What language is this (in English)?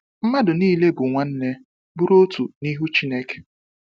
Igbo